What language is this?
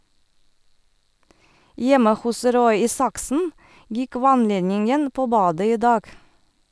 Norwegian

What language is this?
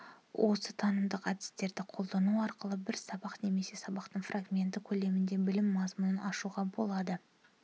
Kazakh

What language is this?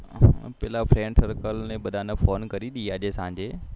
Gujarati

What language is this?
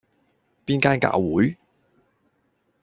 Cantonese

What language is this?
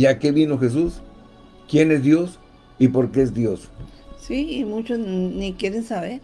Spanish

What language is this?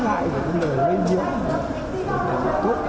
Vietnamese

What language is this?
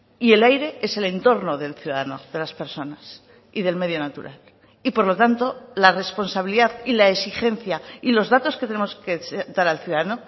Spanish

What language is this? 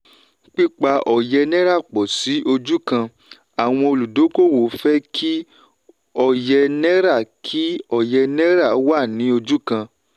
Yoruba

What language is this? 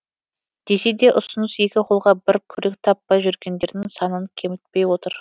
Kazakh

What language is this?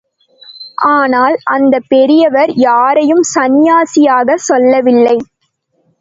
Tamil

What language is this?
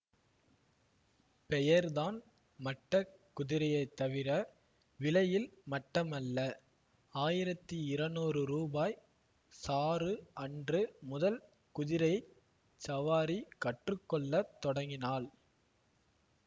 Tamil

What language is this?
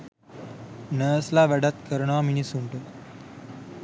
Sinhala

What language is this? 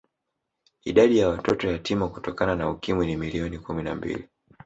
Swahili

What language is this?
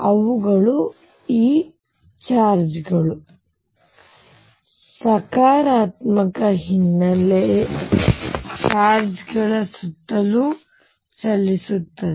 Kannada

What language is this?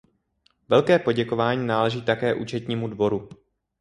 Czech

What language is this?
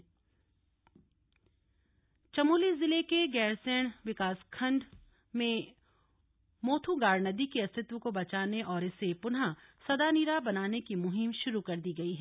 Hindi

